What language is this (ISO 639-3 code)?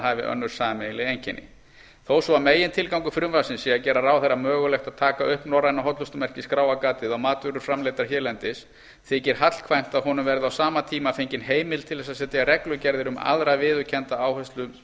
isl